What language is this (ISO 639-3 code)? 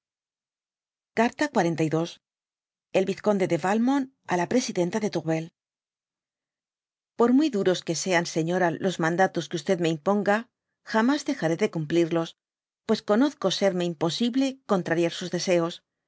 spa